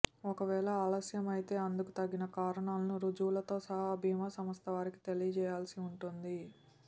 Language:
Telugu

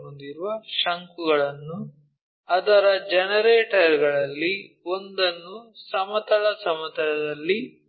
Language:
Kannada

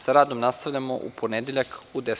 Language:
Serbian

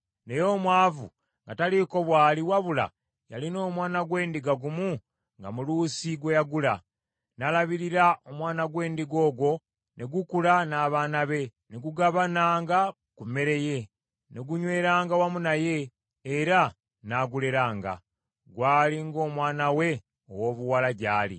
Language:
Ganda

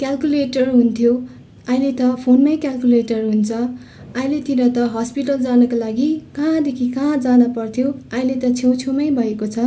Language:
Nepali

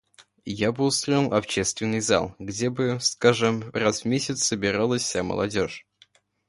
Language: Russian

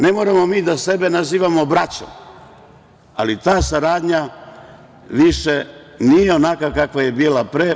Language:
Serbian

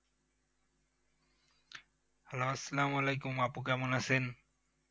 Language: Bangla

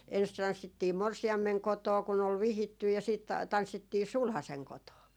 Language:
Finnish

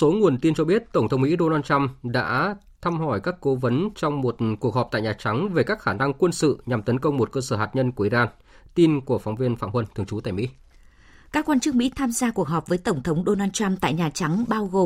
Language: Vietnamese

